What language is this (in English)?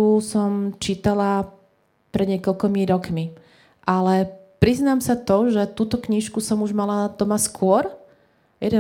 Slovak